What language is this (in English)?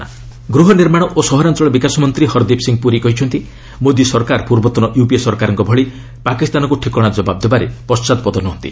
Odia